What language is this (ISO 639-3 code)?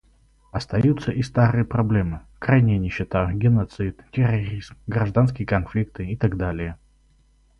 rus